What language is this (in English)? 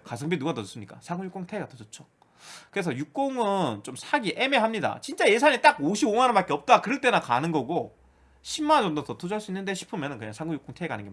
Korean